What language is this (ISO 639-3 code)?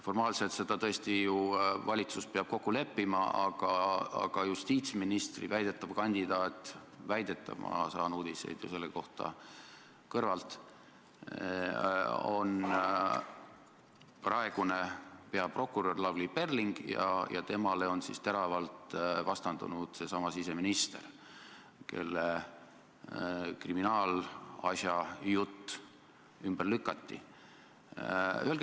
est